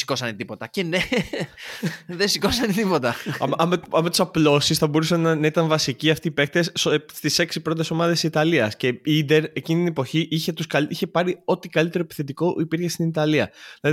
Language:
Greek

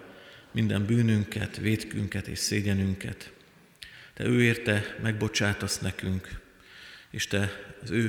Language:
Hungarian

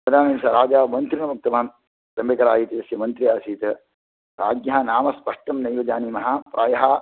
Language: Sanskrit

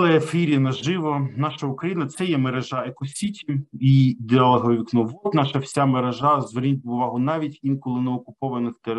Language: Ukrainian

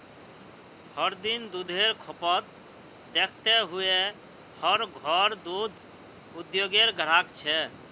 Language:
Magahi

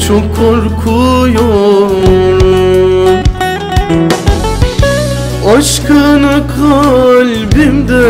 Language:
Turkish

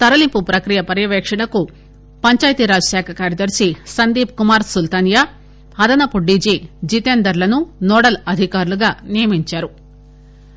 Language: Telugu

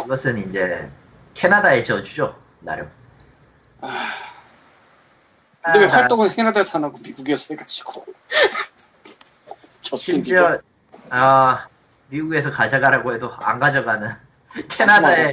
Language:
Korean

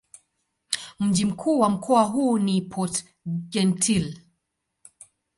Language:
Swahili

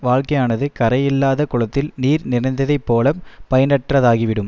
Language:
Tamil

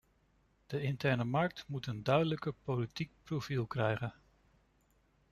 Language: Dutch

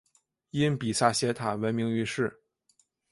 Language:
Chinese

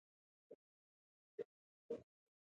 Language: Min Nan Chinese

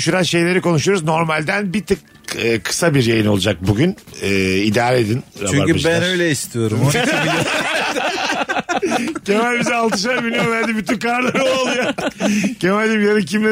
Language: Turkish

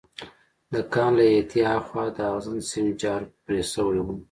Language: Pashto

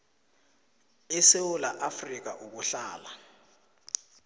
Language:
South Ndebele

